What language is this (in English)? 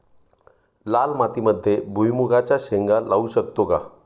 Marathi